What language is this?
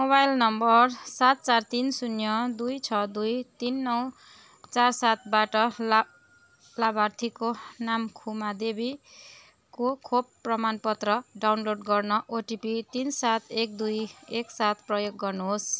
Nepali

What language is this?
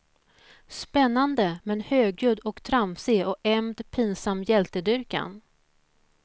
Swedish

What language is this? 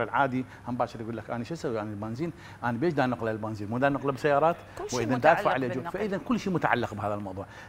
Arabic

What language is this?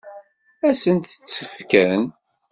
Kabyle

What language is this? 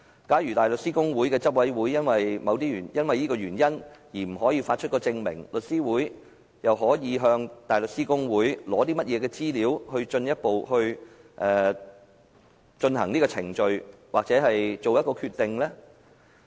Cantonese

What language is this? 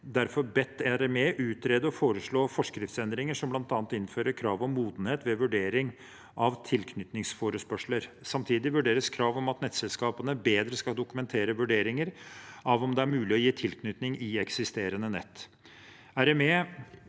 Norwegian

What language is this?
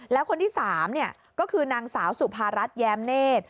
Thai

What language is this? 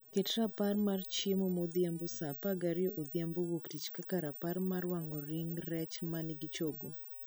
Luo (Kenya and Tanzania)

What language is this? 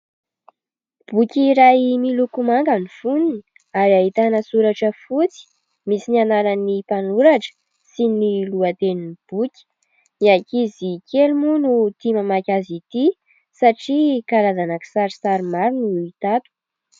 Malagasy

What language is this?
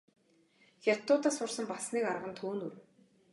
Mongolian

